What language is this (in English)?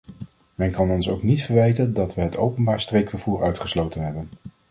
Dutch